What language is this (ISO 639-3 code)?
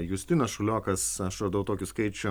lit